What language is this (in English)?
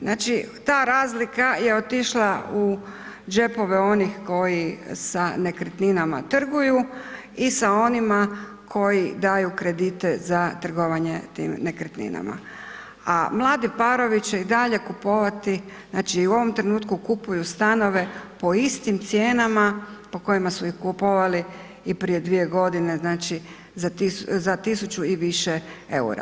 Croatian